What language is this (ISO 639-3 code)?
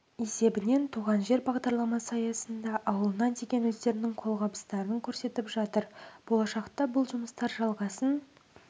kaz